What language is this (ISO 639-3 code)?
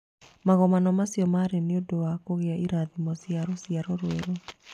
kik